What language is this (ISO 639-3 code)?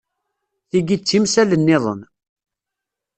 kab